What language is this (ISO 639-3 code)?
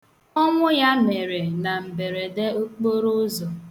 ibo